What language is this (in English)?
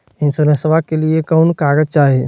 Magahi